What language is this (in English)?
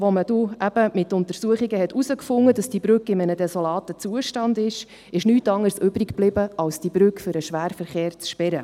Swiss German